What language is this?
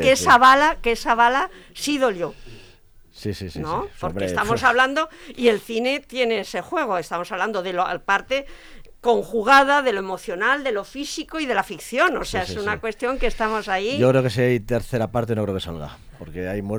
Spanish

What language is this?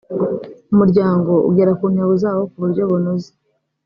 Kinyarwanda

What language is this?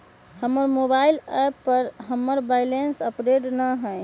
Magahi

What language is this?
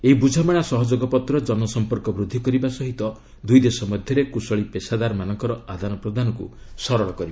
Odia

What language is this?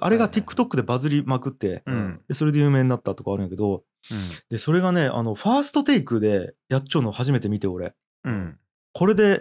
Japanese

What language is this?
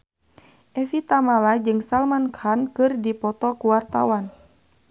Sundanese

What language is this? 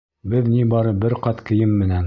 Bashkir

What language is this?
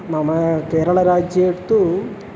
Sanskrit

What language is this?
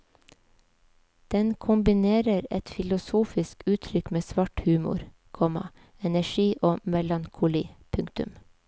Norwegian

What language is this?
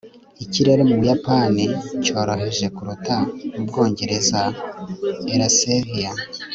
Kinyarwanda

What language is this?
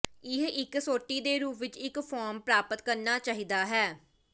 Punjabi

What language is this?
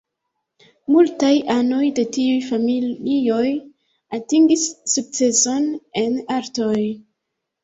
Esperanto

